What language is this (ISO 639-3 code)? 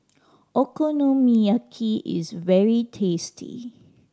eng